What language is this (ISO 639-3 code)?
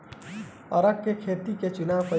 bho